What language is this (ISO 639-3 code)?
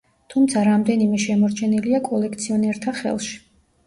kat